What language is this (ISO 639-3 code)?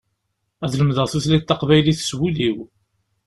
kab